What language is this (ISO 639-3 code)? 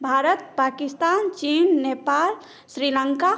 mai